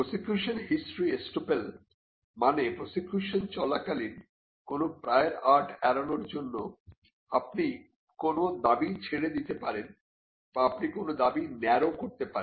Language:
Bangla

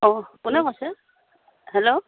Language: Assamese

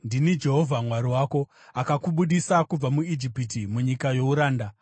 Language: Shona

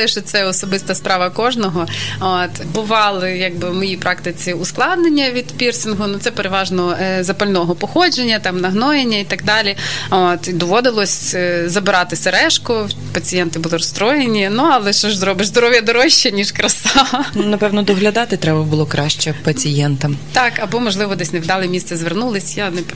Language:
Ukrainian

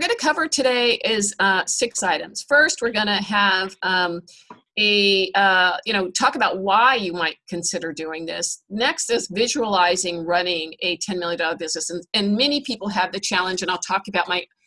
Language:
English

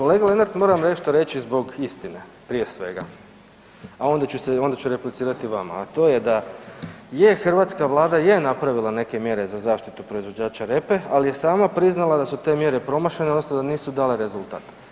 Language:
Croatian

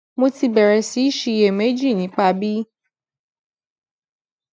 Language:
Yoruba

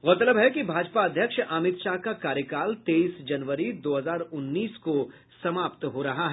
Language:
Hindi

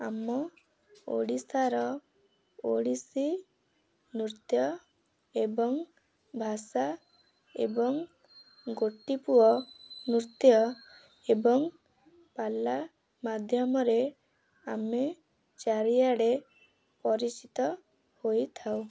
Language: Odia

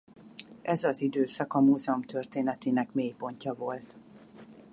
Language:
Hungarian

